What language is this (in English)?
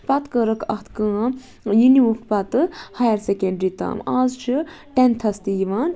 Kashmiri